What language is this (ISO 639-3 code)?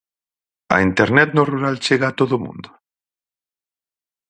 glg